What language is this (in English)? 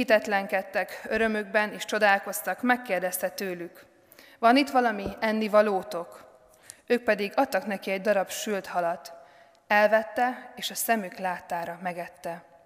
Hungarian